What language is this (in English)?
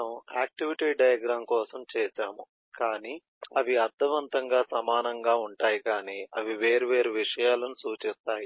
Telugu